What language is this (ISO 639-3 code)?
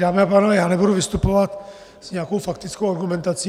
ces